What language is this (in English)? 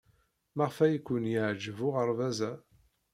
Kabyle